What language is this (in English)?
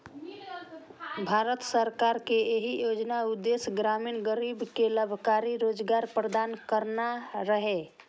Maithili